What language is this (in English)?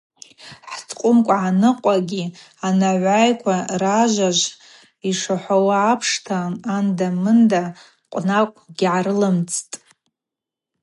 Abaza